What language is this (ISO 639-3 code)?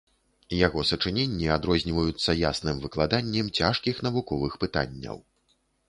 bel